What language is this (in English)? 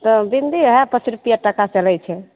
Maithili